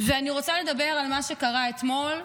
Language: Hebrew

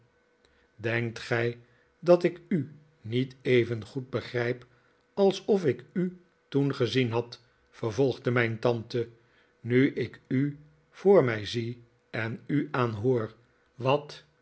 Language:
Dutch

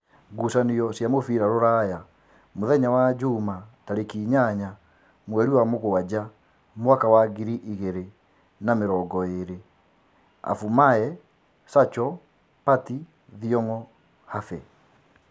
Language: Kikuyu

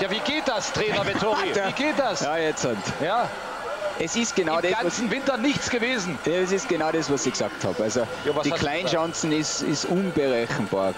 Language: German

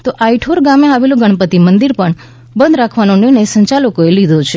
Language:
Gujarati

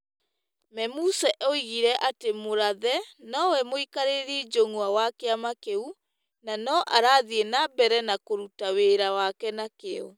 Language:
Kikuyu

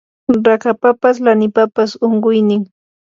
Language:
Yanahuanca Pasco Quechua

